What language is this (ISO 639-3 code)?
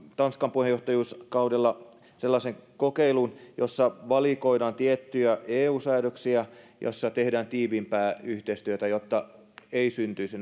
fin